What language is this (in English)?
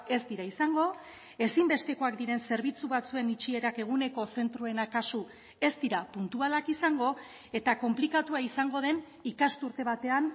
Basque